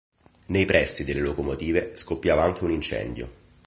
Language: Italian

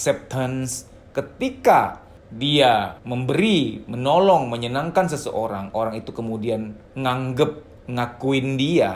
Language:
Indonesian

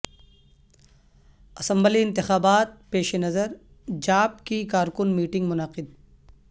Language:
Urdu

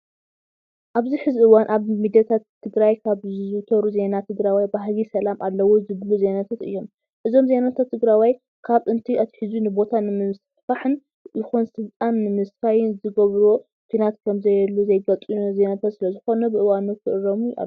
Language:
Tigrinya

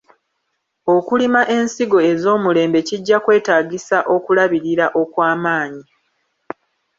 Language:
Ganda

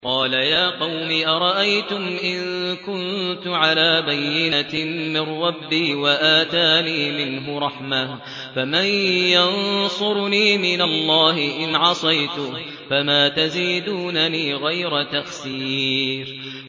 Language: Arabic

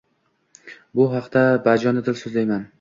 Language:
Uzbek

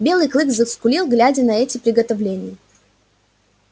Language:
Russian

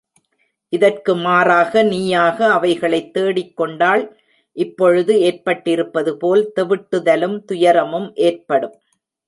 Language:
Tamil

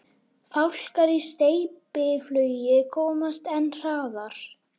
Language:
Icelandic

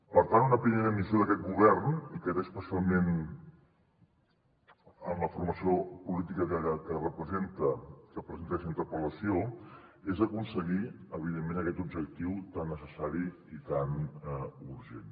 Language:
Catalan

